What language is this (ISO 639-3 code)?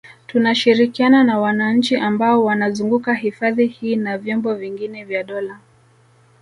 swa